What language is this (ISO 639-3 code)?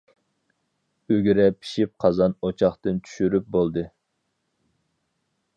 uig